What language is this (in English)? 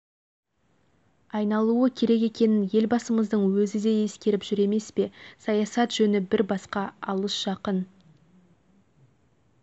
Kazakh